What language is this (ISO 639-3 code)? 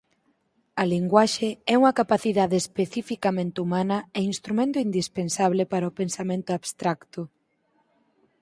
glg